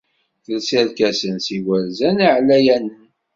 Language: Kabyle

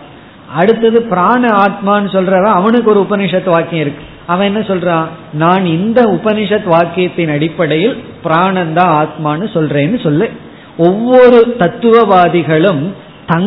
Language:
Tamil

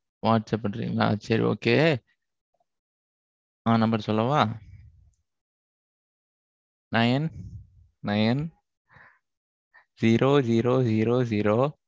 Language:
Tamil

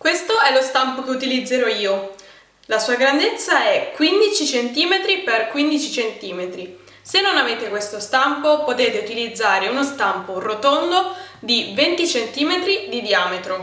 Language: Italian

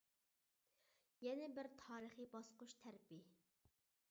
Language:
Uyghur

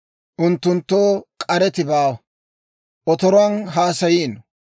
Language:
Dawro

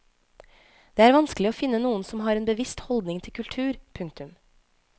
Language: Norwegian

